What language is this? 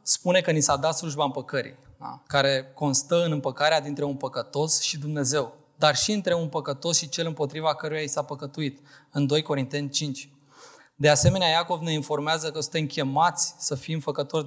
Romanian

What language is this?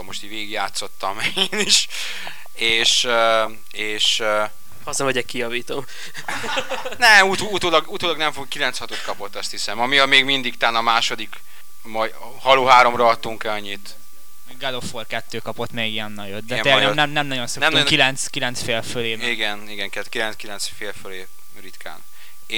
Hungarian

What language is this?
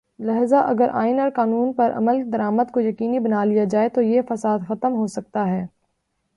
Urdu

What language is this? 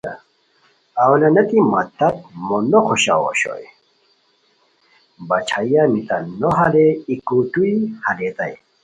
Khowar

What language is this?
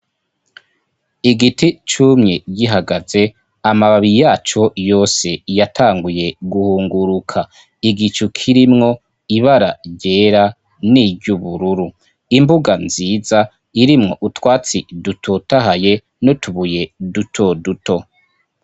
Rundi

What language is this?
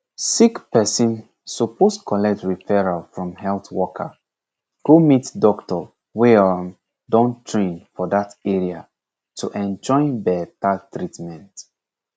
Nigerian Pidgin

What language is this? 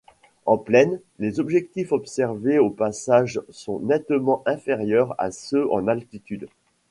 French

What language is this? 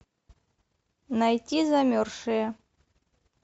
Russian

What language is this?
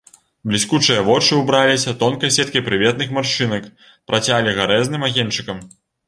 Belarusian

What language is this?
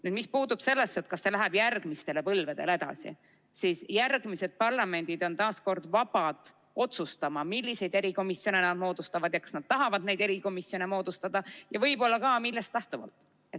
Estonian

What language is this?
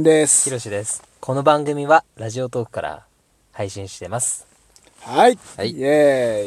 Japanese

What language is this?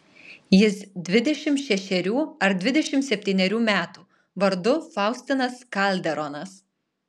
Lithuanian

